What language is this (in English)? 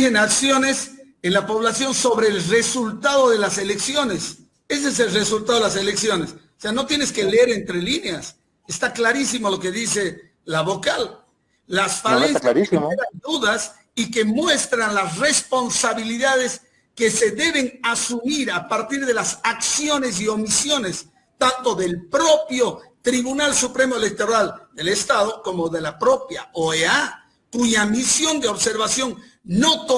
Spanish